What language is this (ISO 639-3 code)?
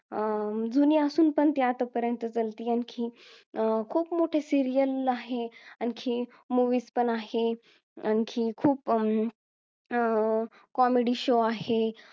mar